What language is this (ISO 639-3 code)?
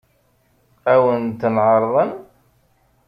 kab